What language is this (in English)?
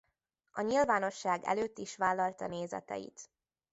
Hungarian